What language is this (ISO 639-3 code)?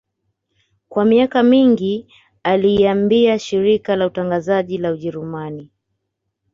swa